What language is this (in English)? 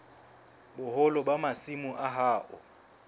Southern Sotho